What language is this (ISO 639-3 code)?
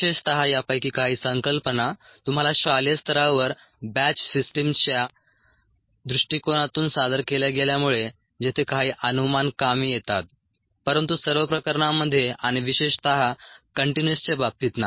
mar